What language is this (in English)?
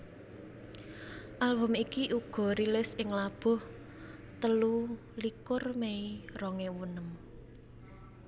Javanese